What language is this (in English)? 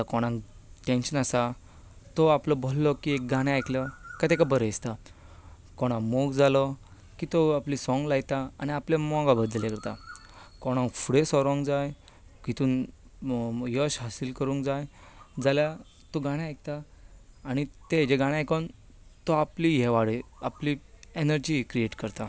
Konkani